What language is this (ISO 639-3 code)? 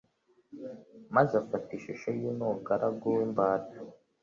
kin